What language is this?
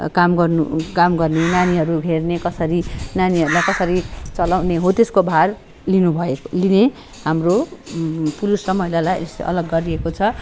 Nepali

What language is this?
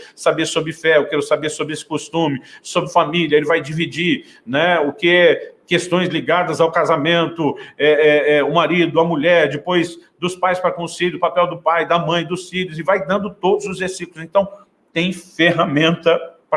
Portuguese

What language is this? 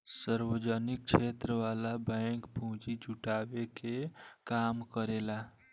Bhojpuri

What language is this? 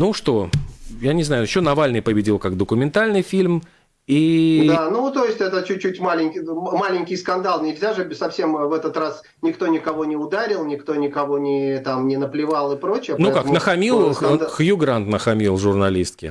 Russian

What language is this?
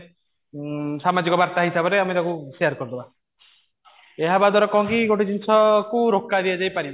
Odia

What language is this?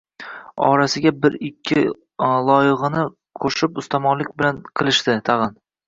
Uzbek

